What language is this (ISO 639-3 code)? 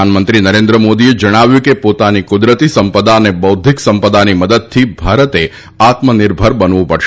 guj